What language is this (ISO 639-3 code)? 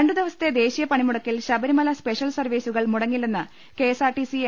mal